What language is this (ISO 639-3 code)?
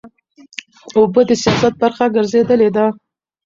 pus